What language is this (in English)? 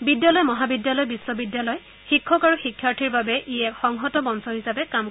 Assamese